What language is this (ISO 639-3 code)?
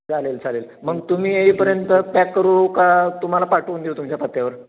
mar